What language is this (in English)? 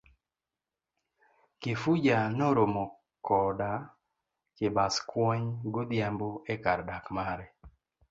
Luo (Kenya and Tanzania)